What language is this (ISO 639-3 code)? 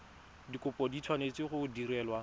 tsn